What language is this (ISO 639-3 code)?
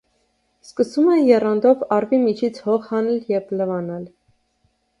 hye